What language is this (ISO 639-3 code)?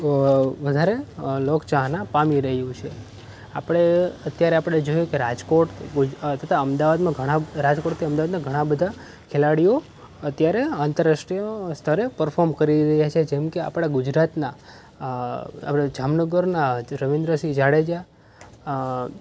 guj